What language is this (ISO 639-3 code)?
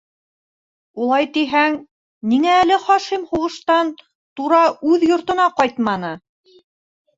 bak